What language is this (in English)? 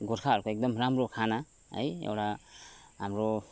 Nepali